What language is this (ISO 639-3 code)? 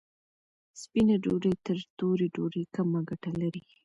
pus